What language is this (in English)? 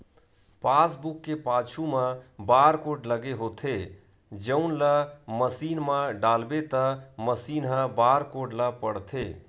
Chhattisgarhi